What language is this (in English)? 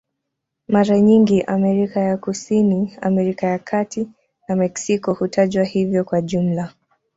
Swahili